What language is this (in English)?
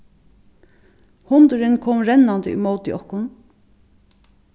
Faroese